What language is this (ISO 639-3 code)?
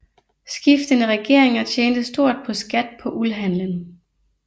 dan